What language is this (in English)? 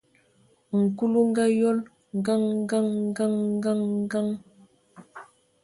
Ewondo